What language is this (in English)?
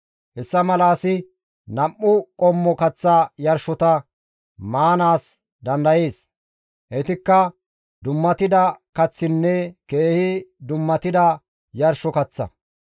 Gamo